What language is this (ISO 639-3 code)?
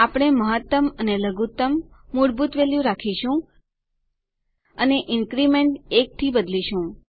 guj